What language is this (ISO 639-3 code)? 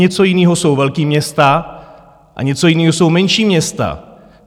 ces